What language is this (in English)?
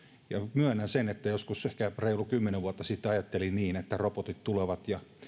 Finnish